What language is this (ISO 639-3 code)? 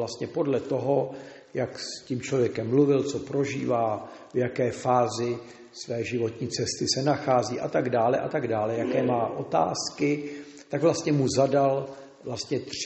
ces